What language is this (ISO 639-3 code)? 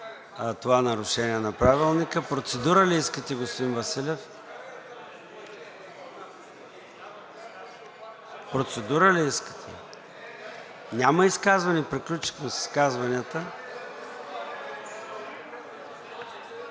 bul